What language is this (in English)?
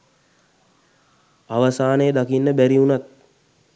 Sinhala